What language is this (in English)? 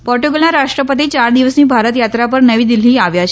Gujarati